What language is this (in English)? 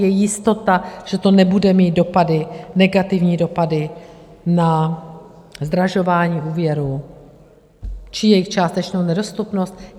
Czech